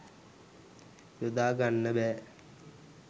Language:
Sinhala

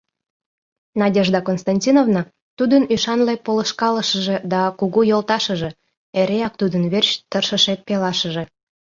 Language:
Mari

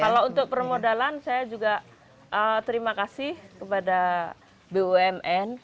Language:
Indonesian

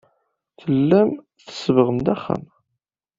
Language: Kabyle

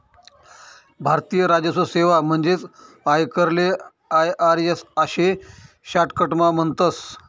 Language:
Marathi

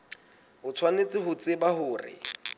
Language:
Southern Sotho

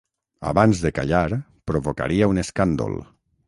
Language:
Catalan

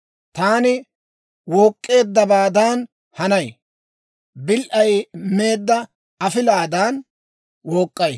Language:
Dawro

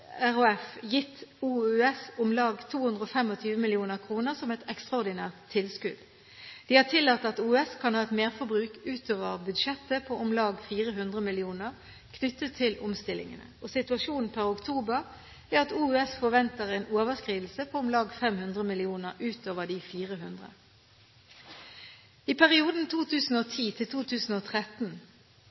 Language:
Norwegian Bokmål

